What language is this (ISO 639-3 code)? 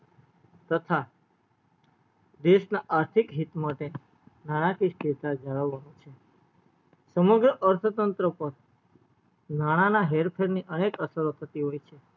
guj